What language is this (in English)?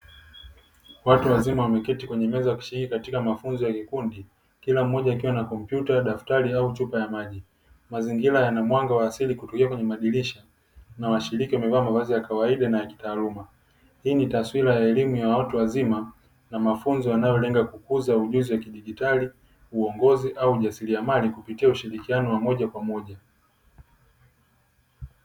Swahili